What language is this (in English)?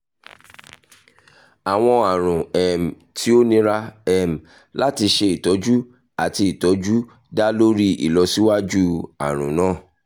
Yoruba